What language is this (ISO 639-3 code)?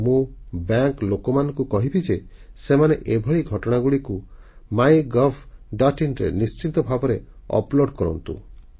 ori